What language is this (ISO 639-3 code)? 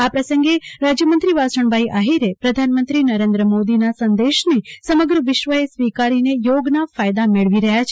guj